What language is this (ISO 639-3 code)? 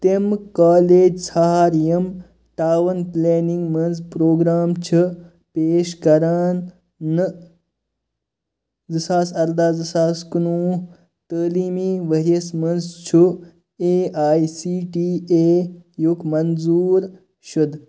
kas